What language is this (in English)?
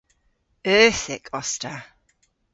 Cornish